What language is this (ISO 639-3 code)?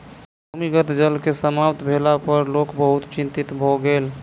mai